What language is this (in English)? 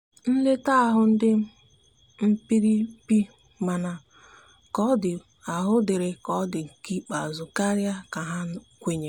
Igbo